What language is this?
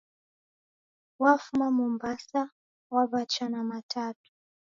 Taita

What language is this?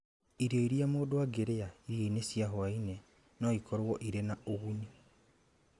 Kikuyu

